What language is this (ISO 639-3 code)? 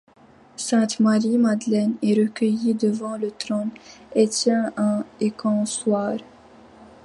fra